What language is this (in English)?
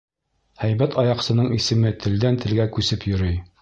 Bashkir